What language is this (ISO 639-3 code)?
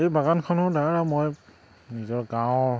asm